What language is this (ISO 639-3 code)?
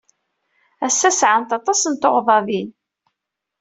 kab